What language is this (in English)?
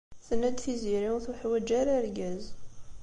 Kabyle